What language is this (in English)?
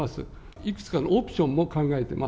Japanese